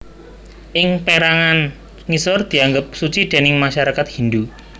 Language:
Javanese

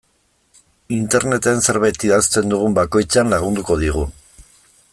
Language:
Basque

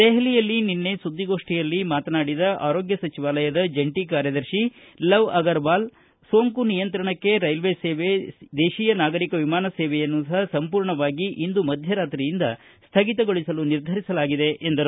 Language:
Kannada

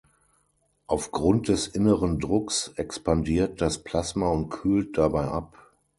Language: German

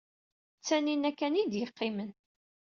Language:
Kabyle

